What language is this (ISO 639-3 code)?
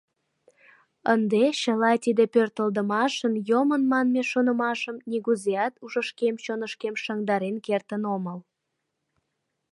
chm